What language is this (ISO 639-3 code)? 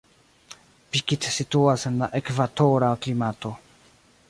epo